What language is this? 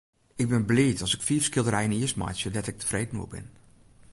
Western Frisian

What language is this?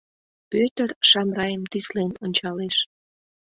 Mari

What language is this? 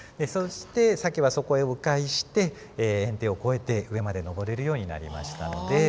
Japanese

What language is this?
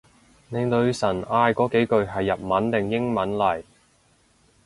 Cantonese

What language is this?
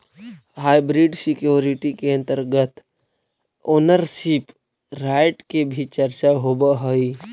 Magahi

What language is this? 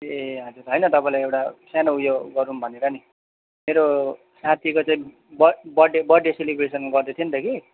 Nepali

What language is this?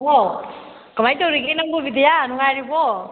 Manipuri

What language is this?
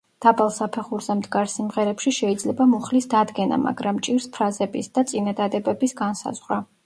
Georgian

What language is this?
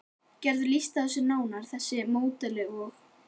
Icelandic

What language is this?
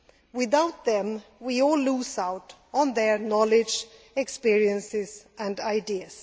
English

